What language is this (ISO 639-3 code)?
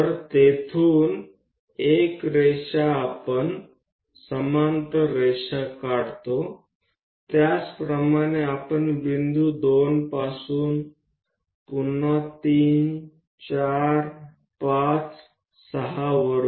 guj